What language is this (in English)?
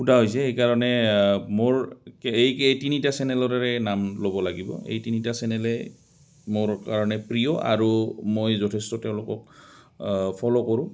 Assamese